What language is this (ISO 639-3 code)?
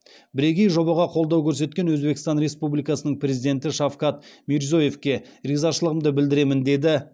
kaz